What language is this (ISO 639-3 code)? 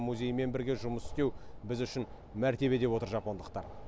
kaz